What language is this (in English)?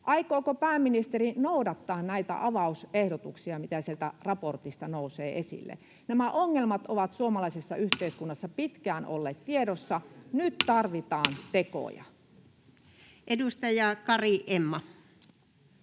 Finnish